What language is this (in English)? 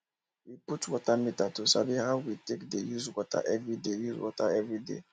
Nigerian Pidgin